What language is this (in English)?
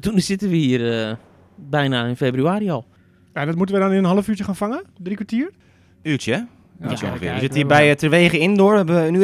Dutch